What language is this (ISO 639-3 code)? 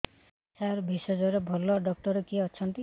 ori